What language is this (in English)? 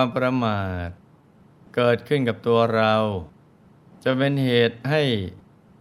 Thai